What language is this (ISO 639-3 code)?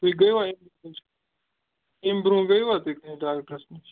kas